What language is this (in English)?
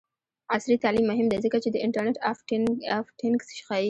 Pashto